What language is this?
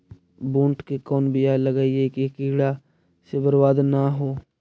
Magahi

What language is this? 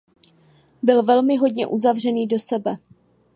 Czech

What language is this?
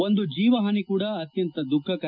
Kannada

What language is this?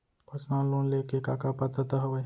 Chhattisgarhi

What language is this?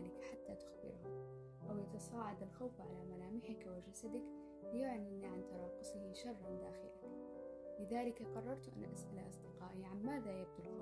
Arabic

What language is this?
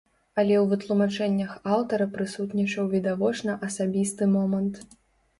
Belarusian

